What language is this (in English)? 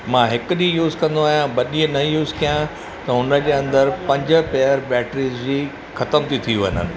Sindhi